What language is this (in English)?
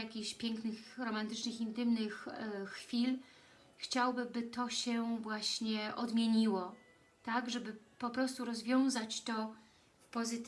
Polish